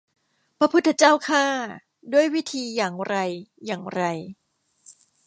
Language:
Thai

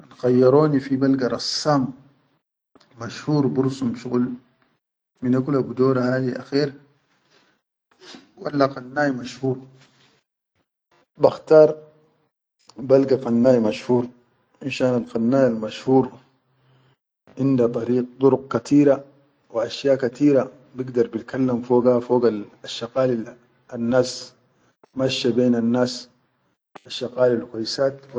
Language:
Chadian Arabic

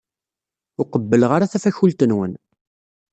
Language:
Kabyle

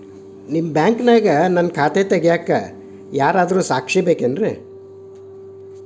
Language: Kannada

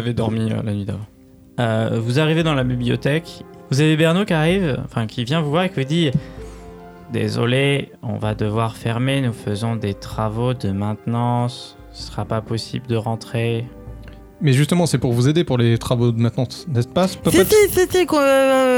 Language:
French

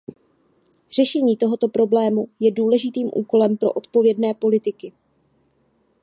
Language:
Czech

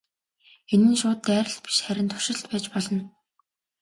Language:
Mongolian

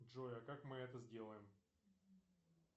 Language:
Russian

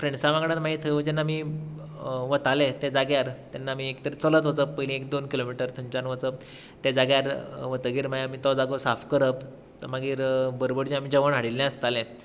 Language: Konkani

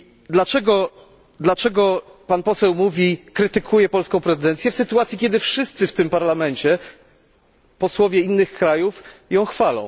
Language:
Polish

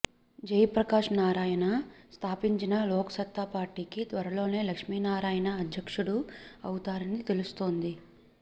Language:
Telugu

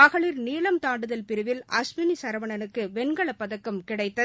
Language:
Tamil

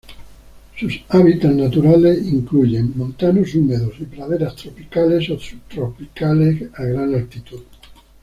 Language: Spanish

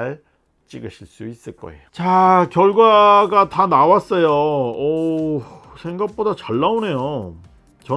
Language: Korean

